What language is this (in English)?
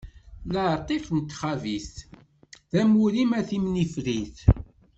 Kabyle